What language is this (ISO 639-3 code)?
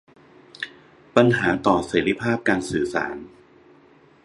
tha